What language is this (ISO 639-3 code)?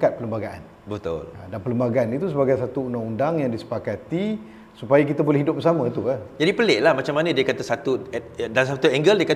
msa